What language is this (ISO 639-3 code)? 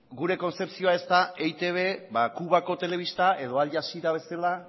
eus